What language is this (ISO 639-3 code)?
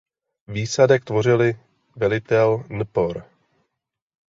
ces